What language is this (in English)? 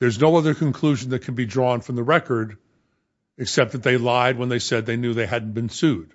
English